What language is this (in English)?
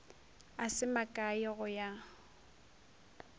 Northern Sotho